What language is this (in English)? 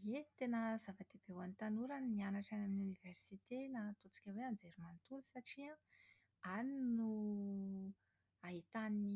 Malagasy